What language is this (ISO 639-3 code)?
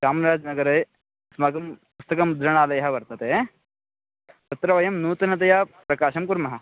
san